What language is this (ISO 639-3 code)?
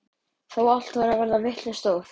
isl